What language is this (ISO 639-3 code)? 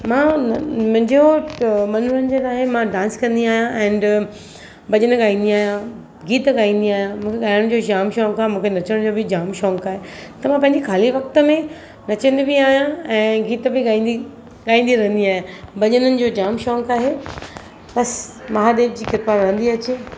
snd